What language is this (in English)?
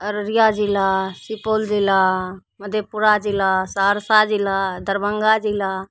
Maithili